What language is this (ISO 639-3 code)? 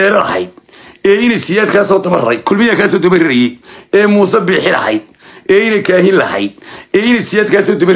ara